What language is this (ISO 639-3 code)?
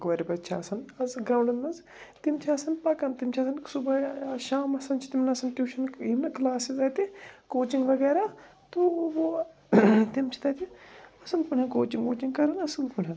kas